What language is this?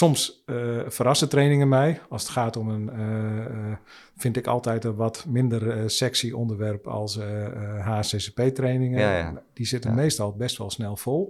Dutch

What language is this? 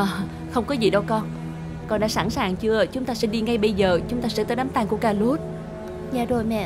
Vietnamese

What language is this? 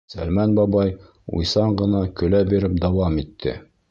Bashkir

